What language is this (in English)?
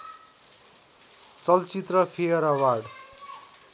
Nepali